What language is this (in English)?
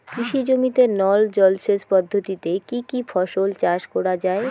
Bangla